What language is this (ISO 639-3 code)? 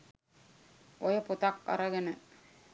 sin